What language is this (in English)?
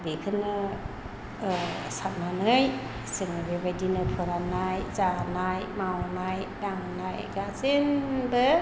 Bodo